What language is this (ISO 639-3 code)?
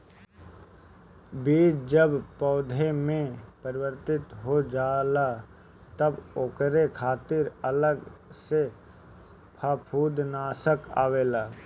bho